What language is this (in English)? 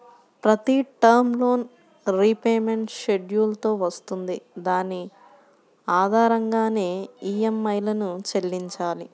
Telugu